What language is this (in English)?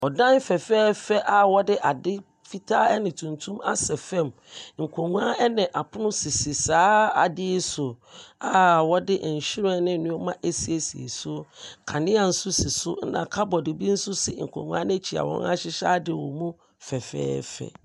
Akan